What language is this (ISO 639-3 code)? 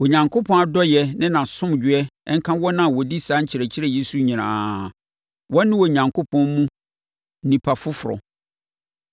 aka